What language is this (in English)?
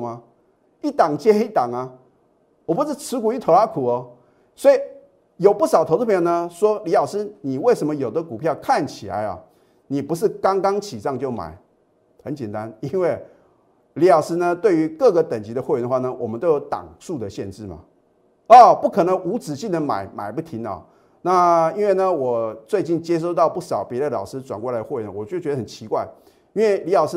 Chinese